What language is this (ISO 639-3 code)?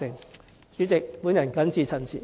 yue